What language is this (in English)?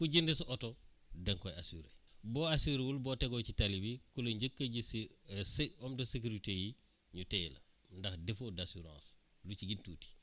Wolof